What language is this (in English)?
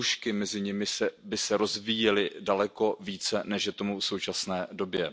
Czech